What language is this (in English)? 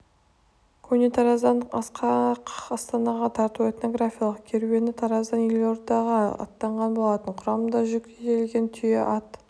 Kazakh